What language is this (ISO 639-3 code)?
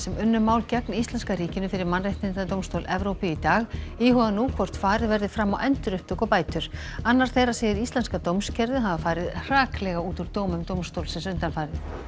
isl